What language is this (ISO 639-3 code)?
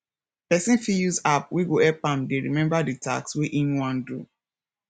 pcm